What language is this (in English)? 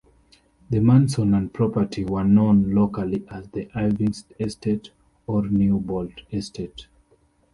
English